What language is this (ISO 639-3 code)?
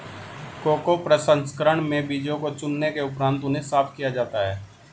hin